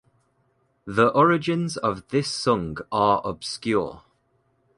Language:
English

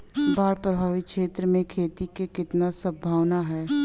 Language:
Bhojpuri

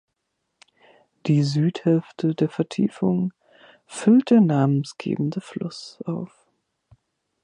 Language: German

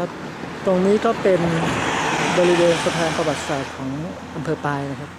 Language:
Thai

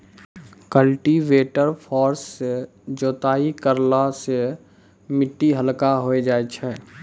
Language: Maithili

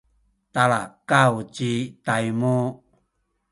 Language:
Sakizaya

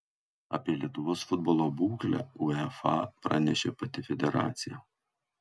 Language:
Lithuanian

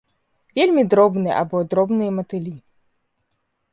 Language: Belarusian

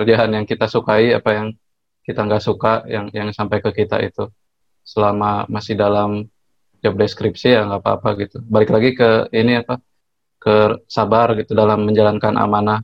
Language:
Indonesian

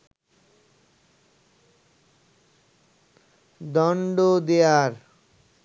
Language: Bangla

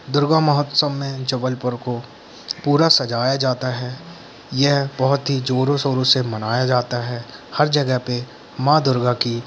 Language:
Hindi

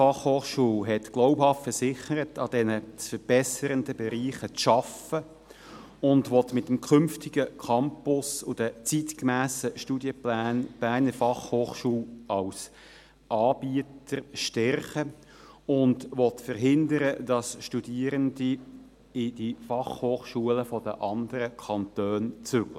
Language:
Swiss German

